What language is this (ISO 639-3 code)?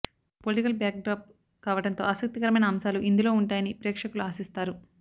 tel